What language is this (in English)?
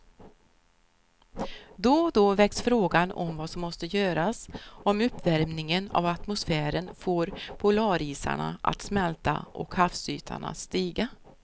Swedish